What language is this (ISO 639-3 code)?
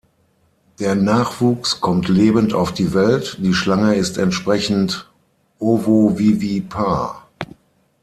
deu